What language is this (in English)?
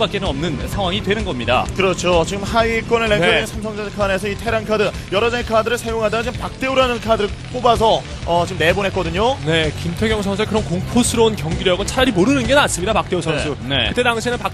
Korean